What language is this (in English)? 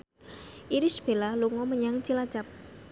Javanese